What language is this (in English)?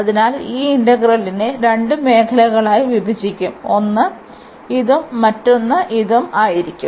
Malayalam